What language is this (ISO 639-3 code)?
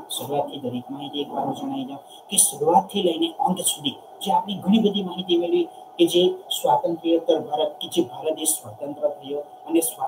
ita